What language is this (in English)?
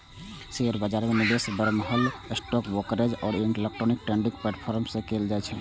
Maithili